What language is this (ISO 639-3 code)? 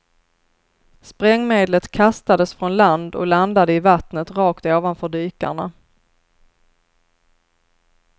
swe